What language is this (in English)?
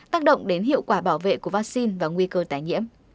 Vietnamese